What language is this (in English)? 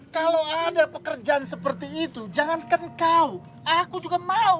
Indonesian